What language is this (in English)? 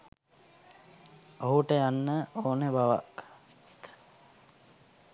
Sinhala